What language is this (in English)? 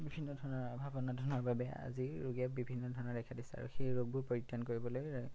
Assamese